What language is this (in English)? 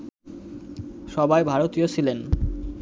Bangla